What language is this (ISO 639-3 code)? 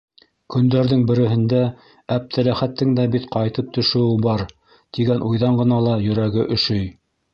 bak